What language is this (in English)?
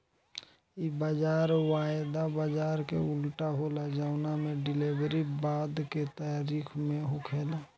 Bhojpuri